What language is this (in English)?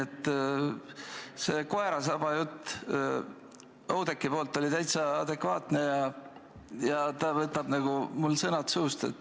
Estonian